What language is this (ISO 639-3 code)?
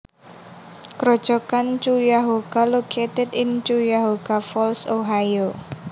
jav